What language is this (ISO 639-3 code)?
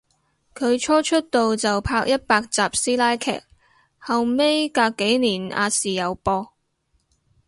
yue